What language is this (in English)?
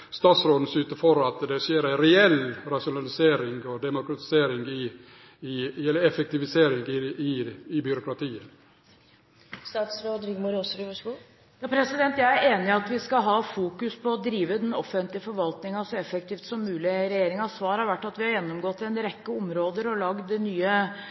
Norwegian